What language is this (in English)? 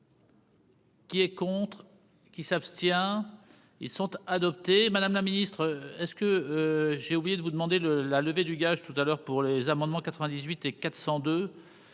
French